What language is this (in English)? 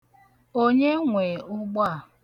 Igbo